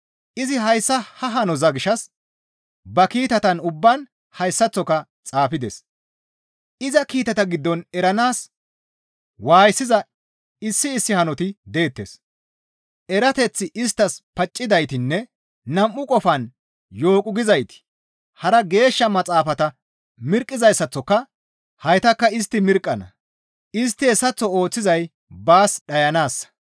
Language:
Gamo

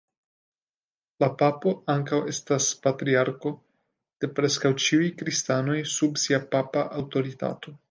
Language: Esperanto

